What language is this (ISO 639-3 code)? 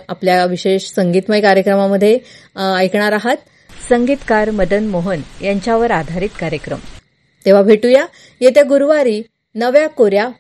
mar